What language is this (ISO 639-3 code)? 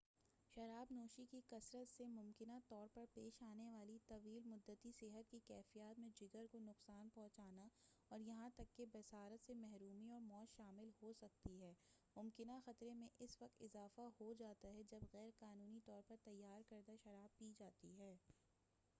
urd